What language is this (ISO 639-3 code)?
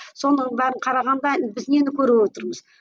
kaz